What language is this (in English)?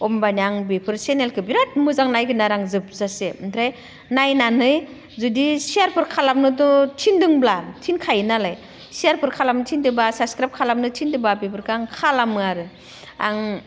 Bodo